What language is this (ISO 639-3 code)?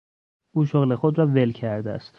fas